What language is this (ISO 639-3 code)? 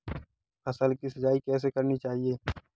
hin